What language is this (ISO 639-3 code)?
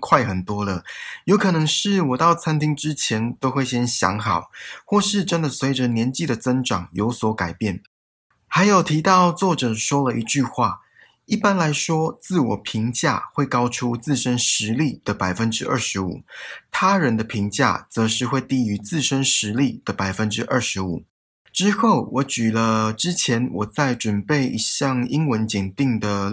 zho